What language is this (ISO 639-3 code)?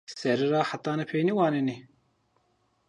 zza